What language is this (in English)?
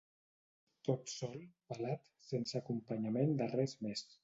Catalan